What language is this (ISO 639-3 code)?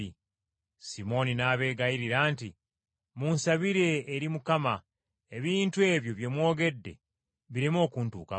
lug